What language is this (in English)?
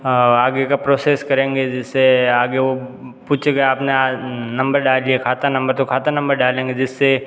Hindi